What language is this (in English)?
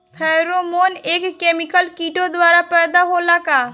Bhojpuri